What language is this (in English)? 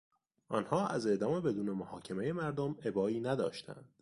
Persian